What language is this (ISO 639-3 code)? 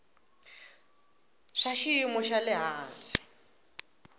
tso